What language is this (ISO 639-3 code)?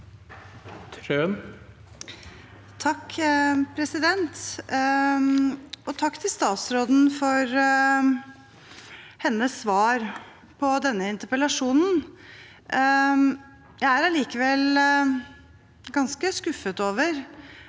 nor